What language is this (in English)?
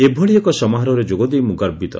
Odia